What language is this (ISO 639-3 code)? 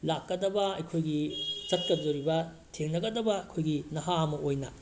mni